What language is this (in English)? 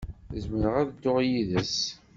Kabyle